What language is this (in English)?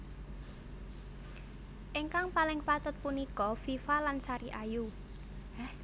Javanese